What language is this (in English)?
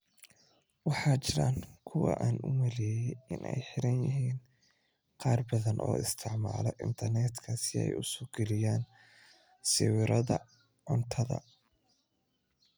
Somali